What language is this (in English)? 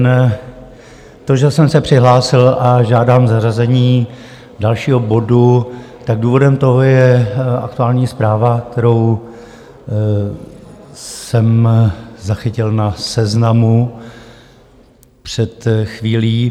Czech